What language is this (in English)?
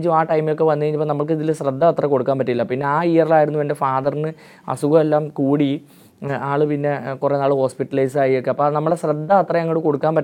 Malayalam